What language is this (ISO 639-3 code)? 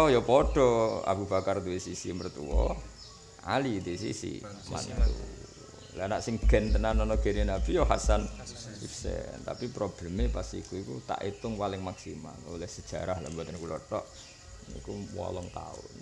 ind